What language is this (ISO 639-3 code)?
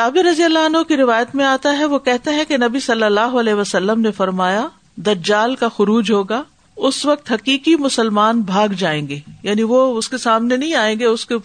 urd